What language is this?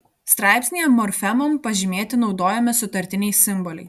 Lithuanian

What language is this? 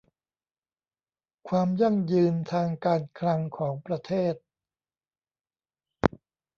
Thai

